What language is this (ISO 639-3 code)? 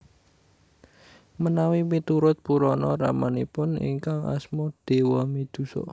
jav